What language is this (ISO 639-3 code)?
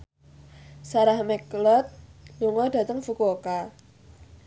jav